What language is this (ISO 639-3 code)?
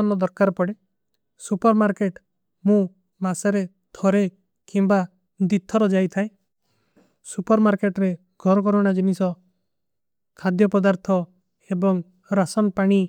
uki